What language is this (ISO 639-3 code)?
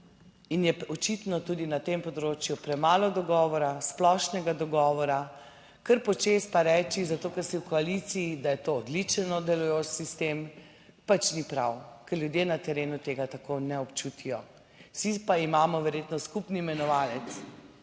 slv